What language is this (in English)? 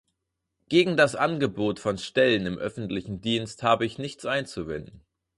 German